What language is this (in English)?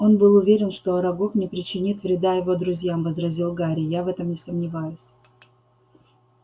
Russian